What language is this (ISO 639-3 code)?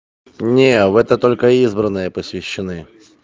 rus